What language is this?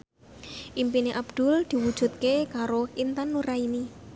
Javanese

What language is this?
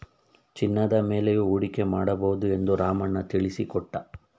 Kannada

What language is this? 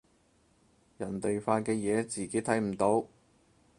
Cantonese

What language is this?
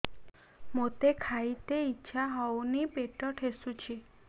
Odia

